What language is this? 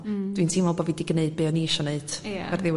Welsh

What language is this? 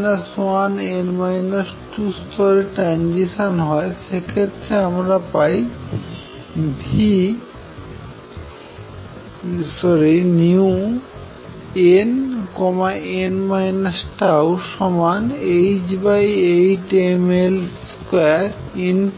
Bangla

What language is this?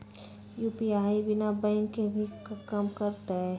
Magahi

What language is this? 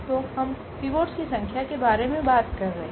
Hindi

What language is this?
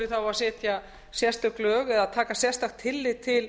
Icelandic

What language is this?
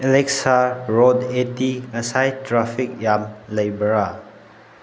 Manipuri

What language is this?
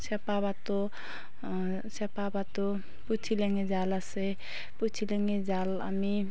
Assamese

